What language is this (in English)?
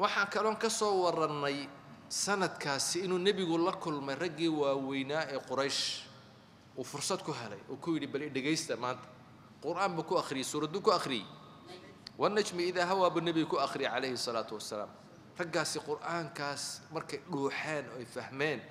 Arabic